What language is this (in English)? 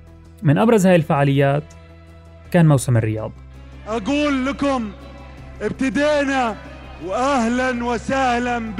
Arabic